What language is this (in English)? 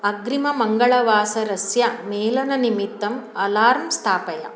Sanskrit